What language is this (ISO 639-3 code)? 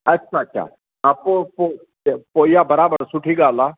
snd